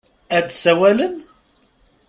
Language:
Kabyle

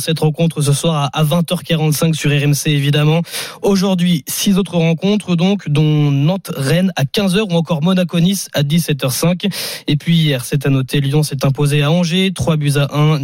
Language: French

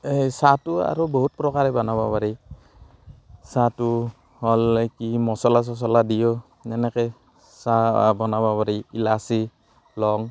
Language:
Assamese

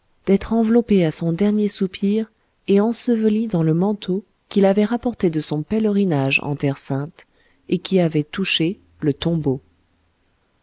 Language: French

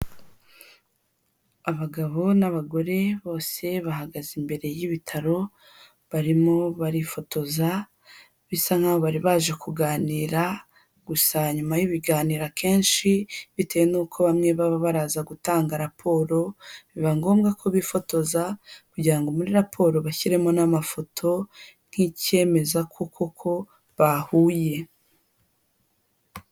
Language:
Kinyarwanda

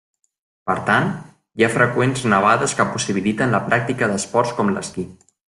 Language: Catalan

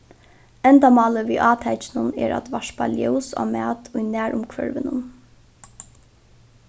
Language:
Faroese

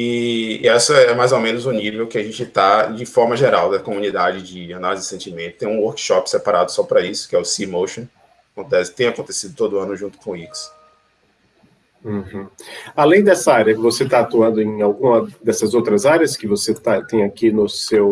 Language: Portuguese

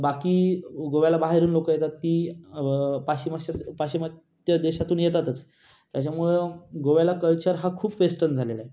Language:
Marathi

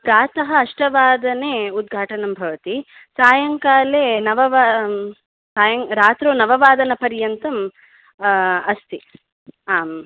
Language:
Sanskrit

